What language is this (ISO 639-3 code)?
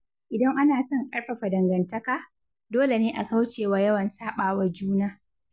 hau